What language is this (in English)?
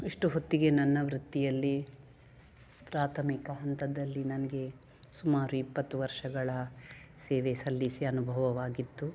Kannada